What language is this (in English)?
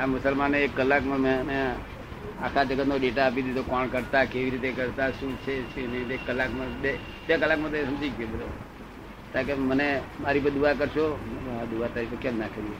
Gujarati